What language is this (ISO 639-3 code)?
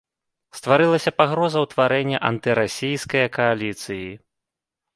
bel